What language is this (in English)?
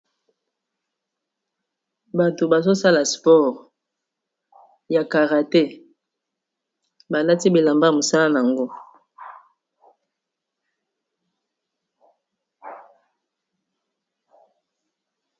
Lingala